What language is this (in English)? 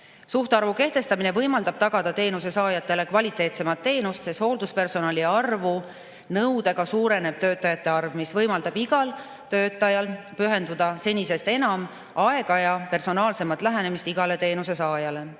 Estonian